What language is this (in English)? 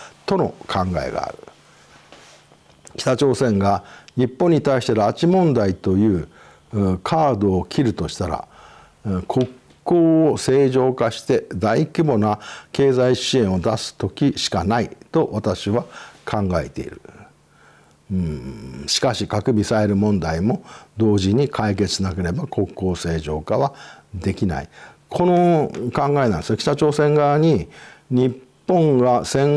Japanese